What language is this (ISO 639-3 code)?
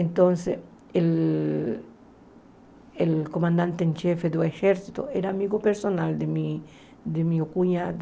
por